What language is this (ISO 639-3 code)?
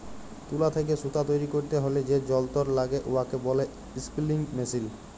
ben